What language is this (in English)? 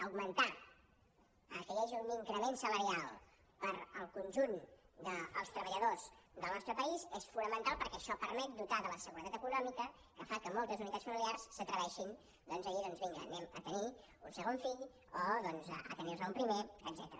Catalan